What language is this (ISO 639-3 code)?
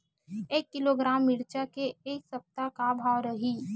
hne